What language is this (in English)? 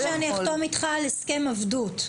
Hebrew